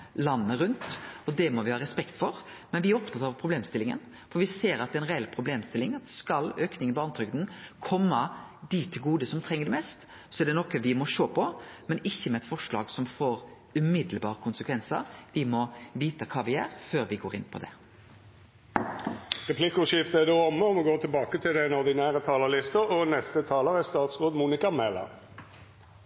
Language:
Norwegian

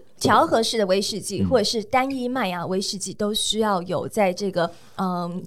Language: Chinese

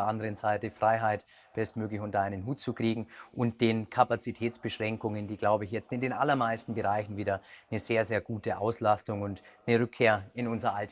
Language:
German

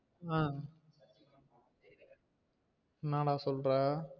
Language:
Tamil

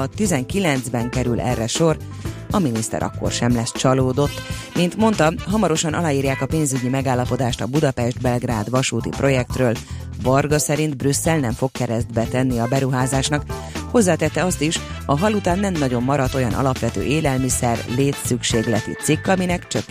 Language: Hungarian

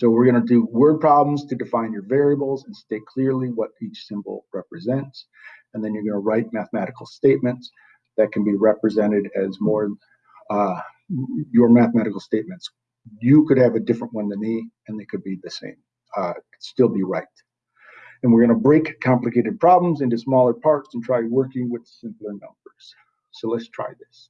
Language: English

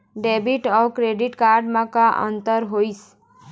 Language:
Chhattisgarhi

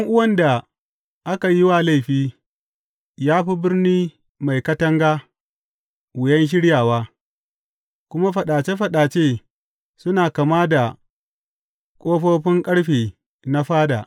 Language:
Hausa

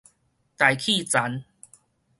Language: Min Nan Chinese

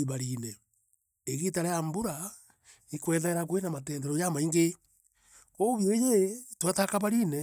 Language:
Meru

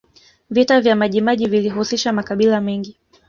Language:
Swahili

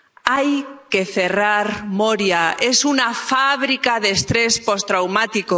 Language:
Spanish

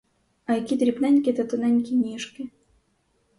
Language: Ukrainian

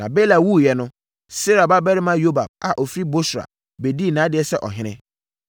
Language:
Akan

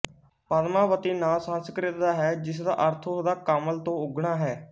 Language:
Punjabi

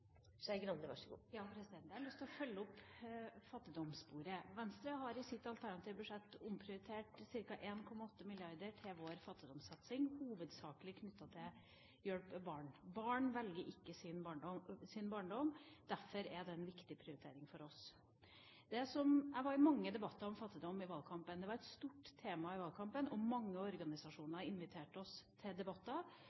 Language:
Norwegian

